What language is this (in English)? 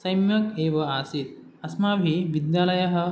Sanskrit